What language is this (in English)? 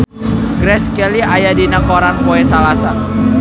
Sundanese